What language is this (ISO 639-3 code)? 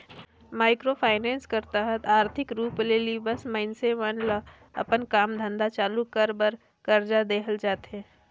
hne